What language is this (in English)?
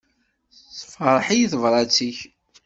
Kabyle